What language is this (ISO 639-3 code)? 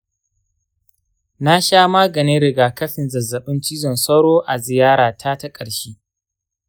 hau